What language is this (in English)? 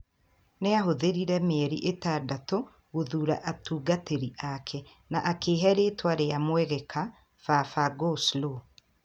Kikuyu